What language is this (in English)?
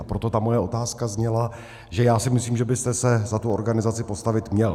Czech